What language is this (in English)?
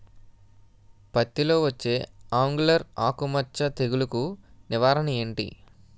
Telugu